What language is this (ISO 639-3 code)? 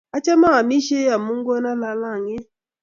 kln